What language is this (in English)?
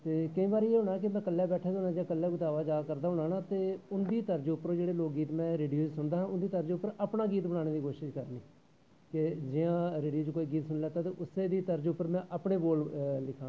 Dogri